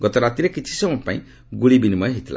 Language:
Odia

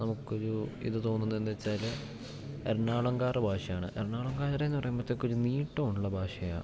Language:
Malayalam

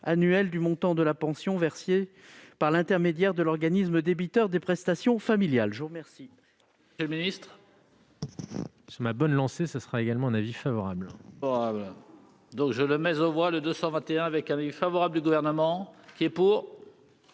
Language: French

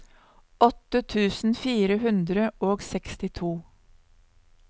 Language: Norwegian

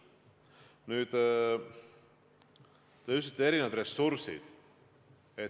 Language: Estonian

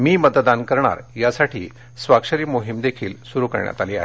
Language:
Marathi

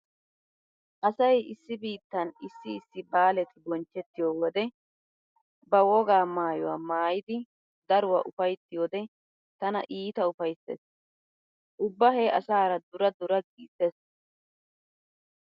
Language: Wolaytta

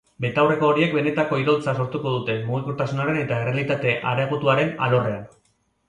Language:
Basque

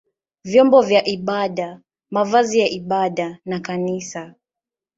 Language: Swahili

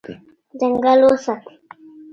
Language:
Pashto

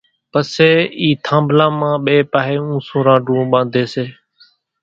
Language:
Kachi Koli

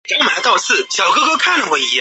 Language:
Chinese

